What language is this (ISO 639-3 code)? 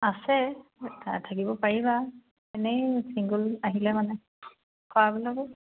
asm